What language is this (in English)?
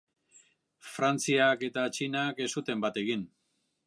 Basque